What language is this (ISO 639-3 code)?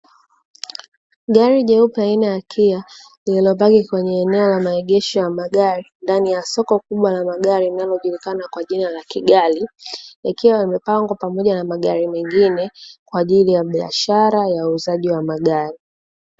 swa